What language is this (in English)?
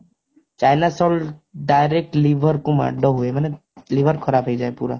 Odia